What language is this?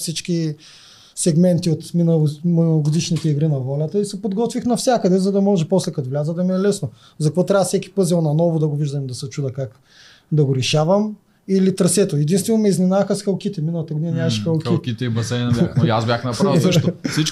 Bulgarian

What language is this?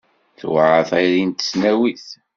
Kabyle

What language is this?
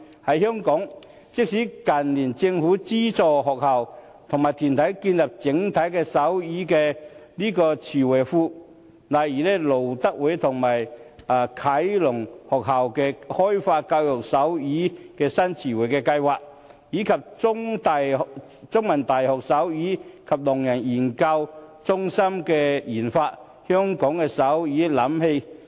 Cantonese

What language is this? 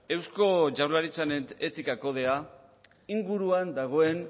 Basque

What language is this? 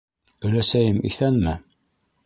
Bashkir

